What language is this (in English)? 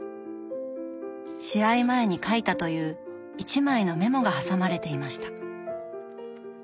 Japanese